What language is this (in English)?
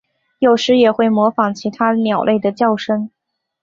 Chinese